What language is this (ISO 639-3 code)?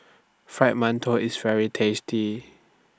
eng